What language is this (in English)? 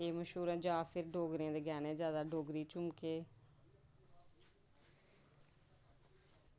Dogri